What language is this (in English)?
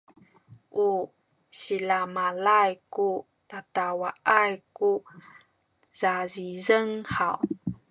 Sakizaya